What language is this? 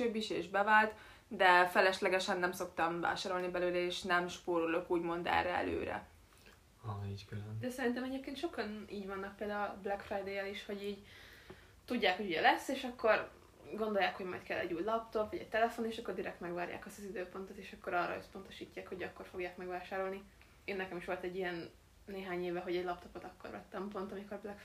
Hungarian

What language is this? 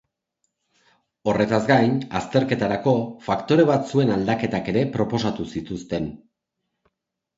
Basque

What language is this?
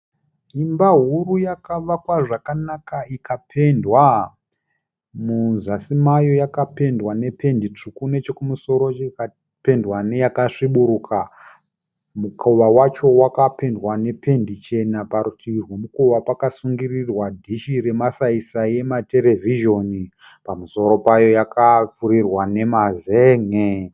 Shona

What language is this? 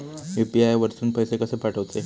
Marathi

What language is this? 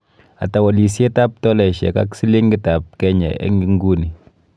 Kalenjin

